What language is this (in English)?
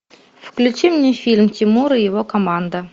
Russian